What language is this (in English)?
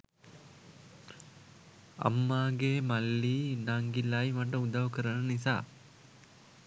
Sinhala